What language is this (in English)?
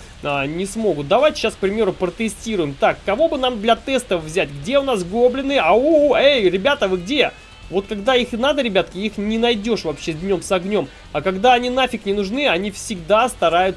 Russian